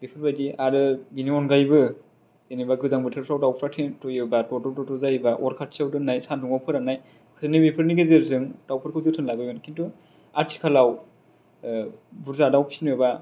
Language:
Bodo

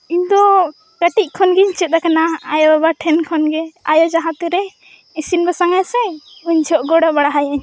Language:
Santali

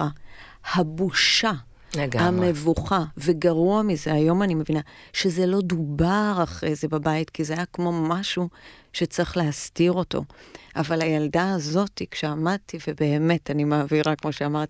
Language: Hebrew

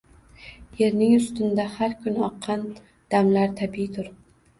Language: Uzbek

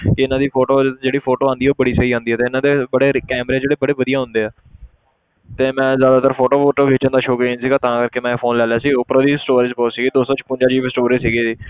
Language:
Punjabi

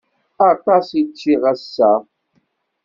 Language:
Kabyle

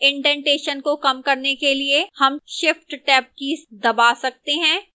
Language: Hindi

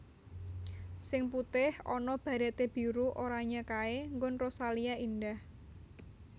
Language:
Javanese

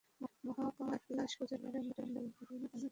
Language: Bangla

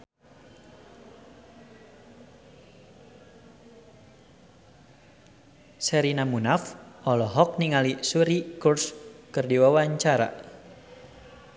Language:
Sundanese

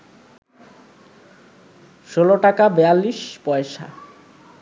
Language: Bangla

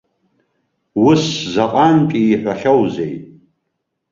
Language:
Abkhazian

